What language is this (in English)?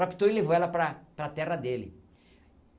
Portuguese